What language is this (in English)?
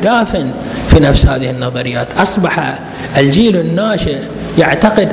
Arabic